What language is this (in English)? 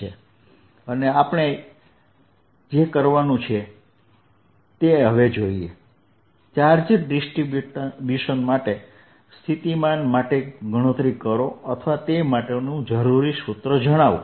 Gujarati